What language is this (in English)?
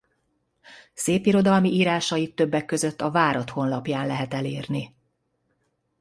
Hungarian